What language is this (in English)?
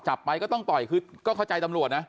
Thai